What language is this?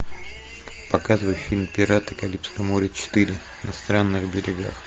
Russian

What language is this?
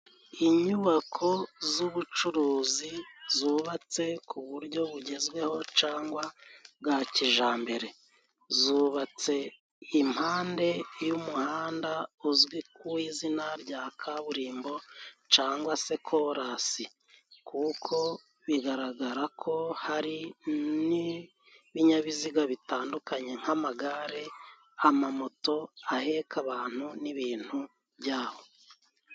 Kinyarwanda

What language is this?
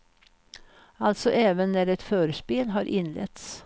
Swedish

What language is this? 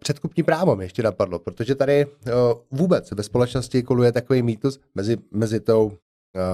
Czech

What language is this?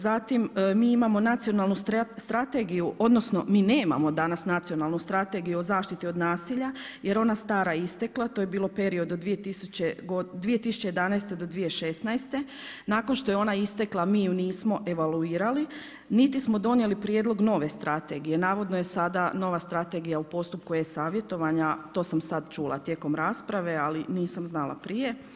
Croatian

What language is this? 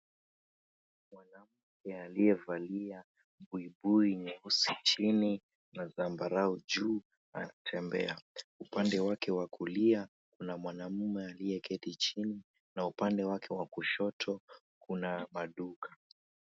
Swahili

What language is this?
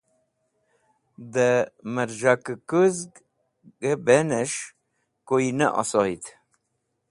Wakhi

